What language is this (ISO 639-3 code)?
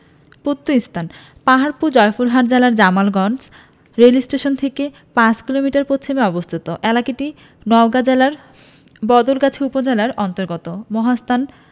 ben